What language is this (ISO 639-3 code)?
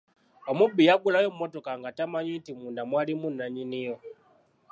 lug